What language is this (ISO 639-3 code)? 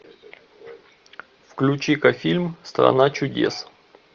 rus